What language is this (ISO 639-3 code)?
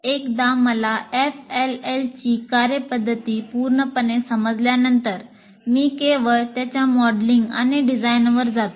mar